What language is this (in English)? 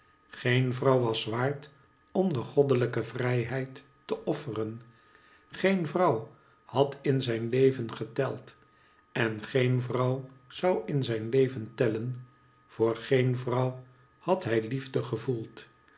Dutch